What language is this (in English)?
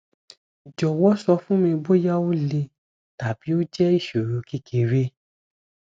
Yoruba